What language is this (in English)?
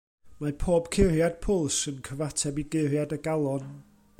Welsh